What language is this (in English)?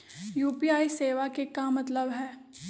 Magahi